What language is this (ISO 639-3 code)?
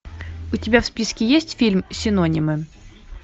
rus